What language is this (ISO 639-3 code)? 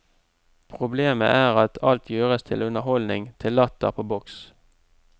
nor